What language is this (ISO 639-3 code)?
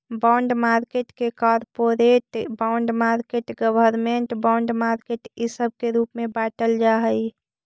mag